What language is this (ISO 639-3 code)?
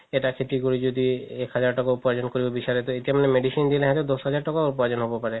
asm